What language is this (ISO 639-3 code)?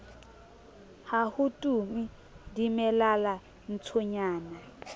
sot